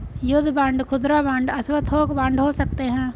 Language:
Hindi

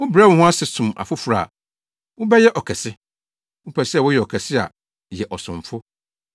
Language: Akan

